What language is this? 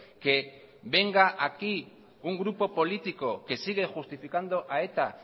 Spanish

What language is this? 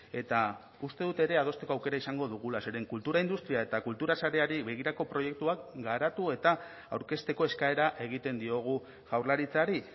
Basque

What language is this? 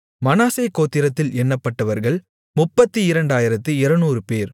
Tamil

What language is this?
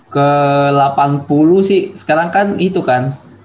Indonesian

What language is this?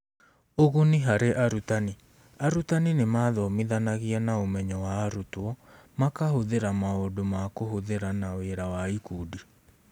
Kikuyu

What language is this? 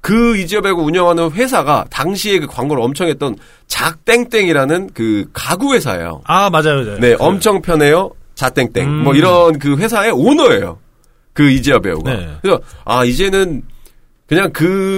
Korean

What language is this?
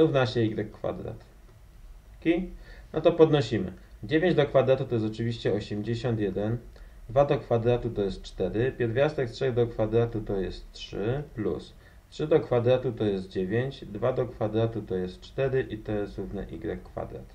Polish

